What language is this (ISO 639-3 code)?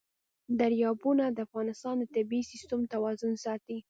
pus